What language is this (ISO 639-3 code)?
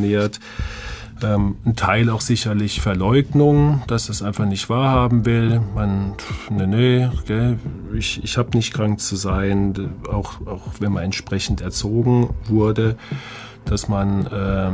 deu